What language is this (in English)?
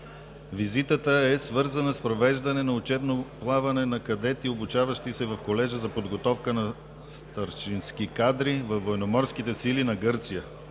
Bulgarian